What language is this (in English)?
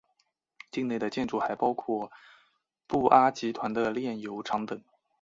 Chinese